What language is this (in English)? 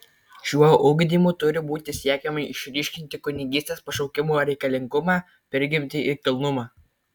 Lithuanian